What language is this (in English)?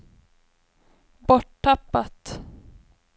Swedish